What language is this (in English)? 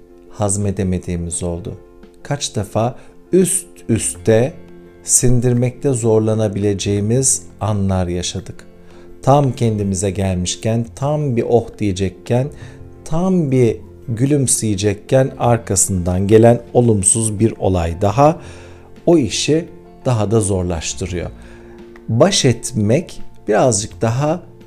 Turkish